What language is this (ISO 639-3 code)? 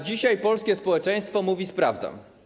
pol